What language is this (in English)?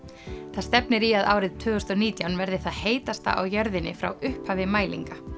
Icelandic